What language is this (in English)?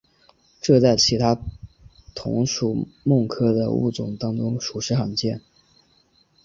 Chinese